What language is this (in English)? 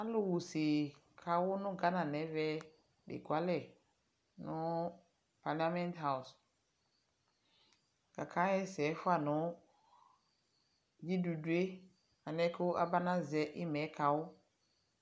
Ikposo